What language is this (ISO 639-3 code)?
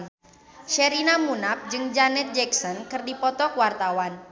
sun